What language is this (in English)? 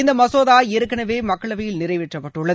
Tamil